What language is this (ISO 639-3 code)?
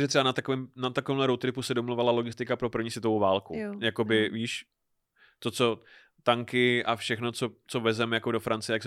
ces